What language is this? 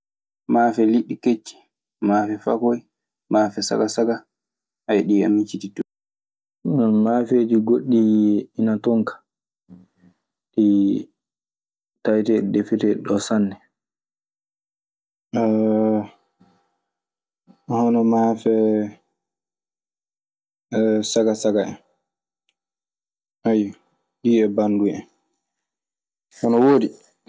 Maasina Fulfulde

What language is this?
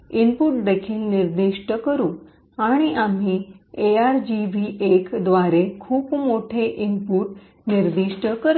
Marathi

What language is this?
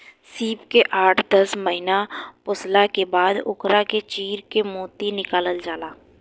Bhojpuri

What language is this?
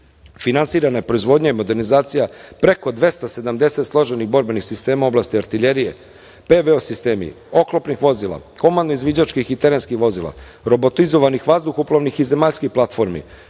Serbian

